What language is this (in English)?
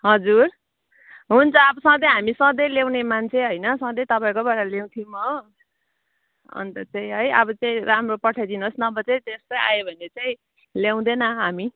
Nepali